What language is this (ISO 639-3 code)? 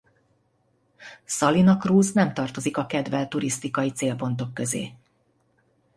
hun